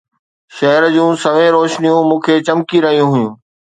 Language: Sindhi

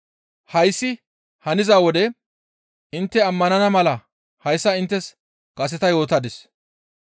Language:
Gamo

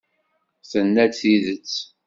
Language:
Kabyle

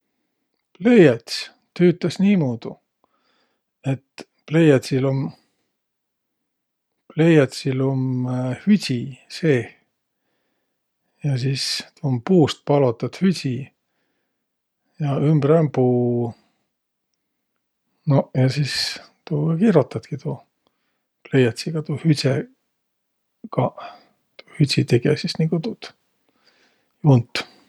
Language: Võro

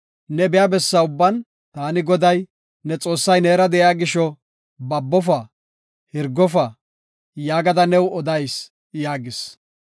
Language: Gofa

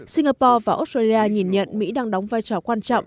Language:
Vietnamese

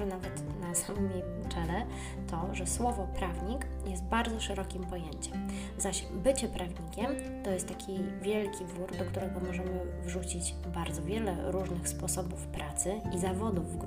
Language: Polish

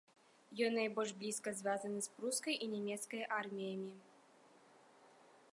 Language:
Belarusian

